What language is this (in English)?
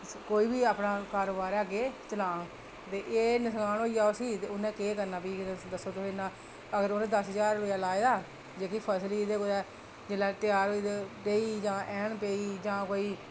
Dogri